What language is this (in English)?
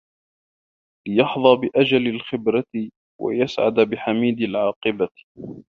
Arabic